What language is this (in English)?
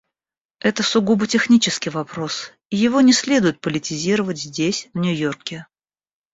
Russian